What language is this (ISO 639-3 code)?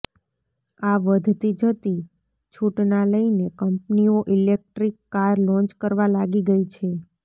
guj